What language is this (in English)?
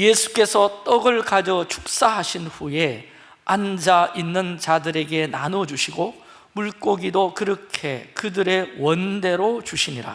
Korean